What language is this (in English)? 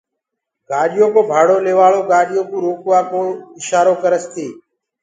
Gurgula